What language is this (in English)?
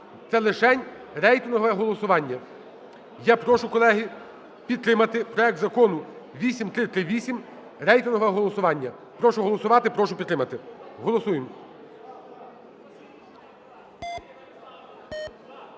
Ukrainian